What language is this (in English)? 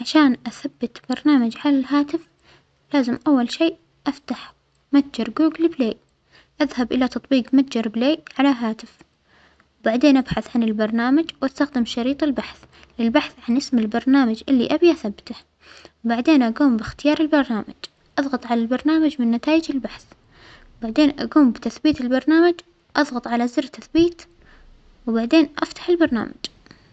Omani Arabic